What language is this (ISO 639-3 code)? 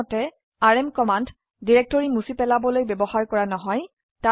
asm